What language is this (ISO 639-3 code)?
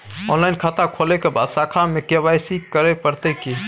mai